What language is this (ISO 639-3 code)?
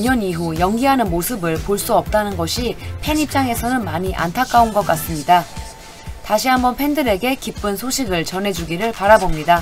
kor